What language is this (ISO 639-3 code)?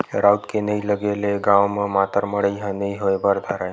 hne